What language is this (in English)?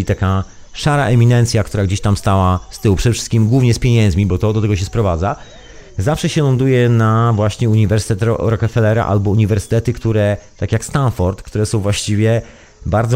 Polish